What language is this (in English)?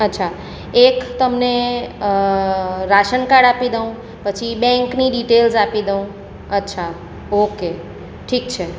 Gujarati